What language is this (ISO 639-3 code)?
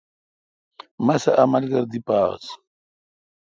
xka